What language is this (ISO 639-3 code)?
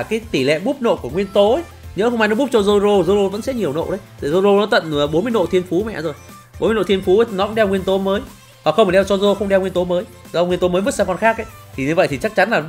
vie